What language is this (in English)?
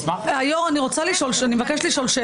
Hebrew